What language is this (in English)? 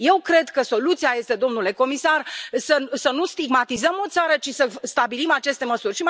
Romanian